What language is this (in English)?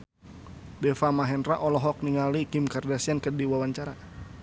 Sundanese